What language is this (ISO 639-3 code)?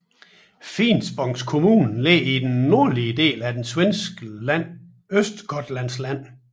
dan